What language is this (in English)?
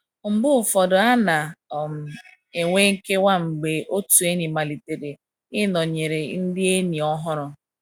Igbo